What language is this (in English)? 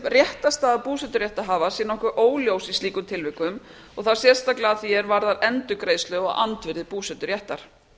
Icelandic